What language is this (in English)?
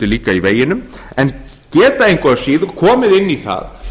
Icelandic